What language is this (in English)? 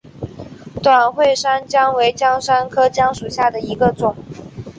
Chinese